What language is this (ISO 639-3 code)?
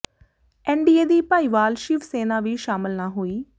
pan